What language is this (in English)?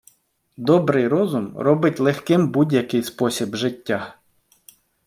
Ukrainian